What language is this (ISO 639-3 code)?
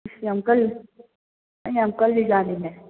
mni